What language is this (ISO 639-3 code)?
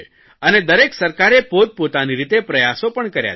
guj